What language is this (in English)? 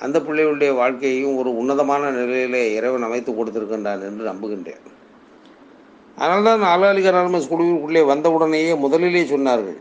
Tamil